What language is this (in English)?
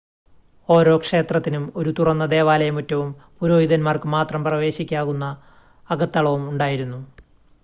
Malayalam